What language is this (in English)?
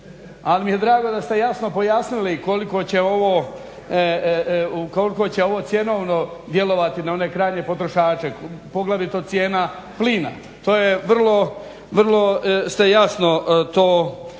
Croatian